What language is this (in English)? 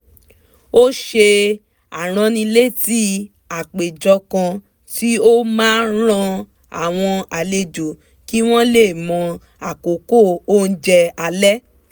Yoruba